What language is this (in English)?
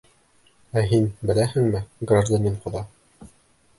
Bashkir